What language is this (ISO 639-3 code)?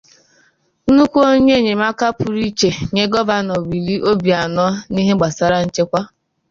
ibo